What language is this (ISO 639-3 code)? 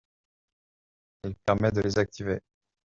fra